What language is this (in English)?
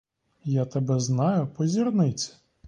Ukrainian